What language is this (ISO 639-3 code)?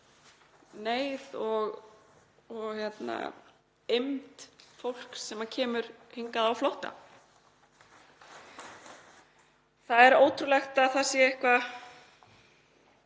isl